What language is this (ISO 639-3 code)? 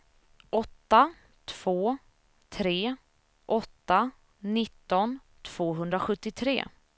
swe